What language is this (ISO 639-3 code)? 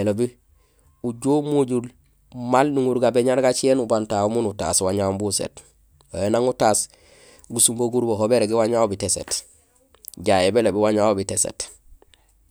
gsl